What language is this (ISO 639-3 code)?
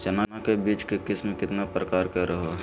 mag